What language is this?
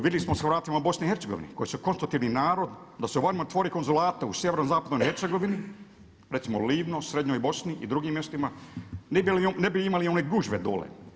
Croatian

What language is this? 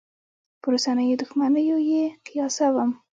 Pashto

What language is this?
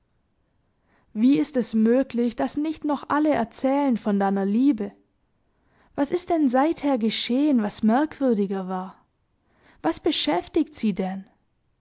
German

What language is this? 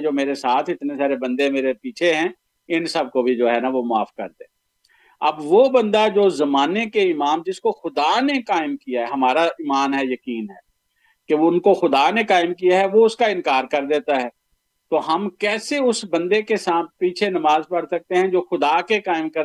Urdu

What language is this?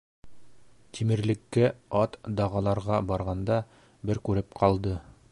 Bashkir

